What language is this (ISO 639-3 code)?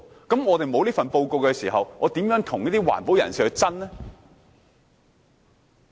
yue